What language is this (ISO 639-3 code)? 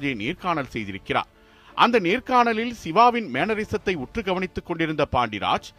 tam